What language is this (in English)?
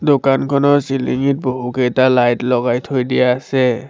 Assamese